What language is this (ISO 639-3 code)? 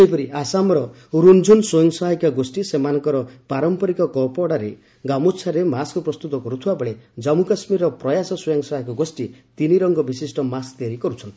ori